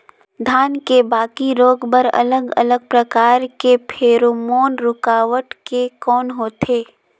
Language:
Chhattisgarhi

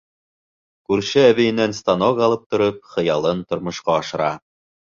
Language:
Bashkir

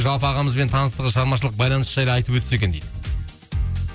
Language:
Kazakh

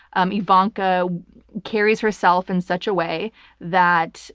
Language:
English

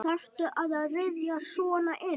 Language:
Icelandic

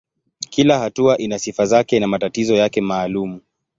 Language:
Swahili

